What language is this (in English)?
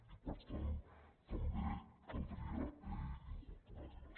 Catalan